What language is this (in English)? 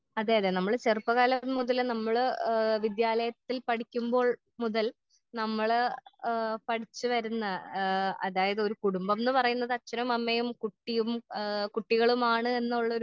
Malayalam